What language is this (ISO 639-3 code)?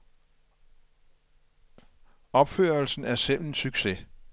dan